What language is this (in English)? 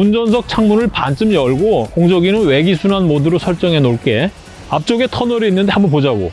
Korean